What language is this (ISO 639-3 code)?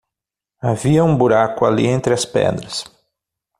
por